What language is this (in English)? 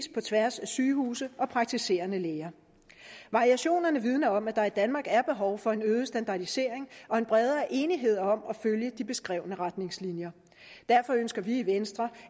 Danish